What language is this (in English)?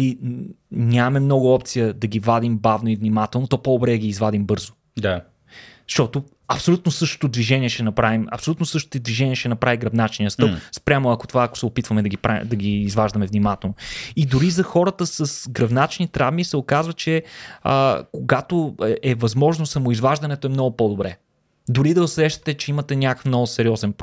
Bulgarian